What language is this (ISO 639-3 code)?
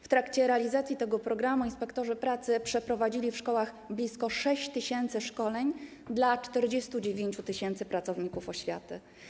pol